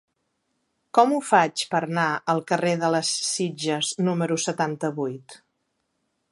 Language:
Catalan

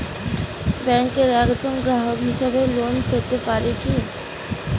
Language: Bangla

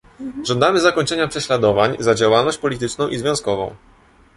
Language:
Polish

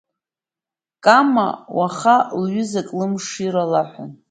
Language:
Abkhazian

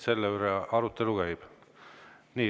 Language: Estonian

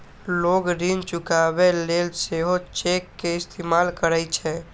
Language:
Maithili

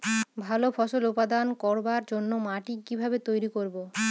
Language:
Bangla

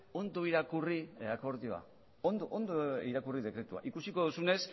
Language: Basque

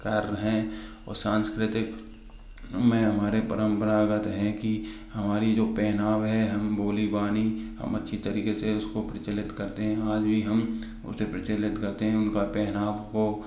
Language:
Hindi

